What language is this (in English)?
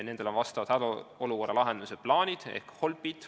Estonian